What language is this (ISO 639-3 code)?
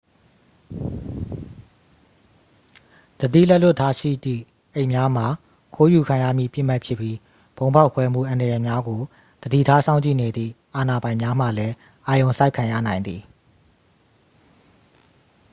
mya